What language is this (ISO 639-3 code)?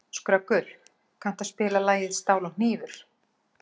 isl